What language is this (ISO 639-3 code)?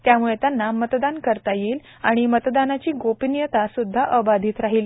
mar